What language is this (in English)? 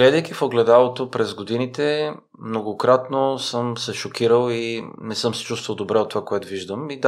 Bulgarian